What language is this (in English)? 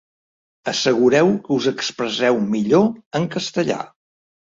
Catalan